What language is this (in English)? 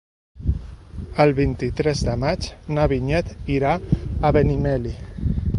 Catalan